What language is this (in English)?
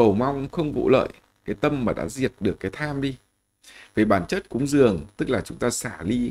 Vietnamese